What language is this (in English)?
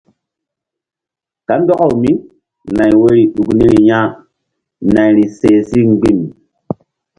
Mbum